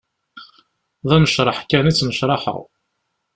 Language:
Kabyle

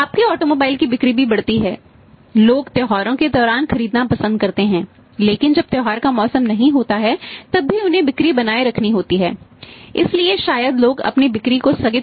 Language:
Hindi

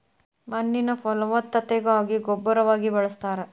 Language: Kannada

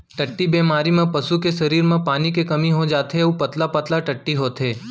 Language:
Chhattisgarhi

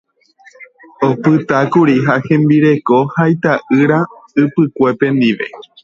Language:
Guarani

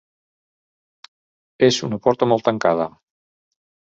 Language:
Catalan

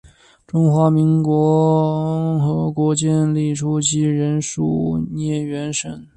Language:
Chinese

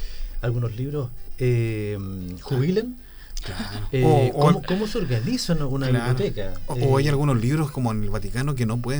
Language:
Spanish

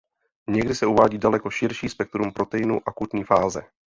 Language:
Czech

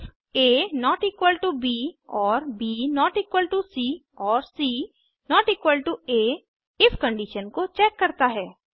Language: Hindi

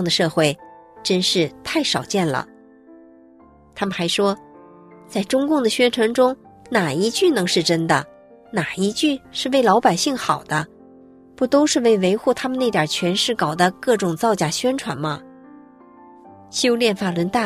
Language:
Chinese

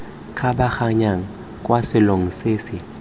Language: Tswana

